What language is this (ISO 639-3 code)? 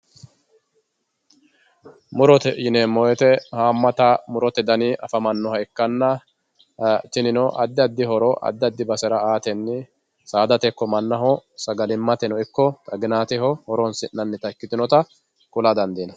sid